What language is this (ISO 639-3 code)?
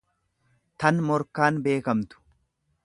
orm